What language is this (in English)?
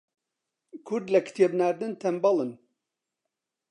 Central Kurdish